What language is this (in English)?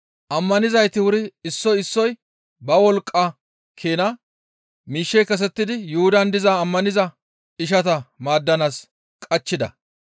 Gamo